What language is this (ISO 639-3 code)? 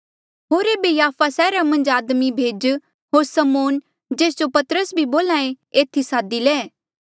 mjl